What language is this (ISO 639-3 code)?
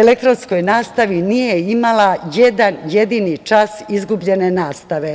srp